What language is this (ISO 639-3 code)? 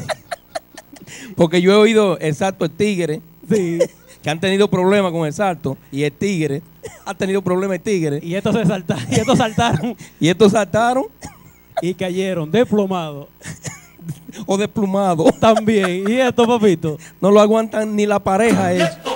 spa